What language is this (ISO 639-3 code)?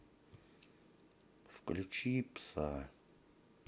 rus